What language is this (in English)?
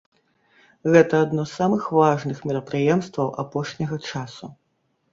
Belarusian